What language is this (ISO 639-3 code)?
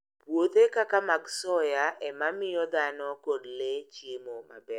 luo